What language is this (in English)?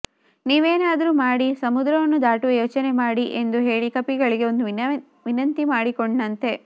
Kannada